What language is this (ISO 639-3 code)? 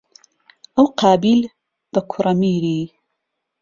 ckb